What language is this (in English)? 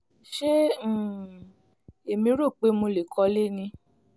Yoruba